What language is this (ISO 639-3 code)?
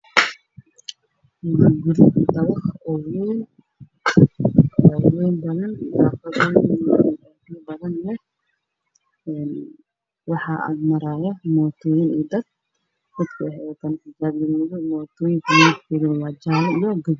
som